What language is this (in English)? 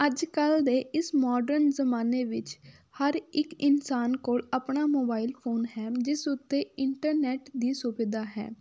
Punjabi